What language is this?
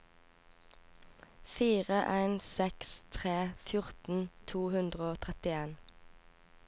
Norwegian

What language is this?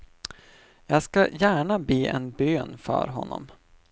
Swedish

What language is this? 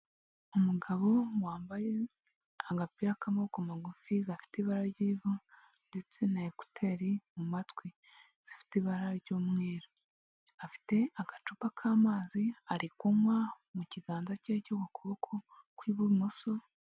Kinyarwanda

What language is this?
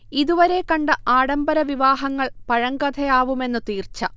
Malayalam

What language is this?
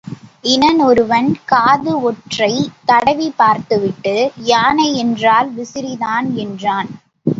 Tamil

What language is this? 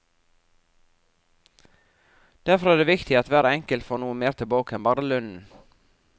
Norwegian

